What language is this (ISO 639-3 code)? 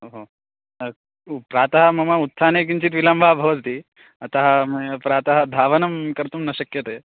san